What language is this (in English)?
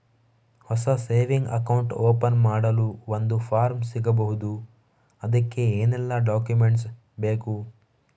Kannada